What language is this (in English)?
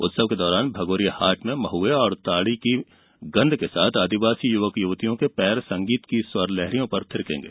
Hindi